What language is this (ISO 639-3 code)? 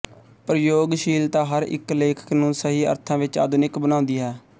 pan